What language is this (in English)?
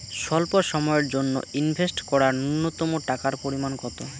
Bangla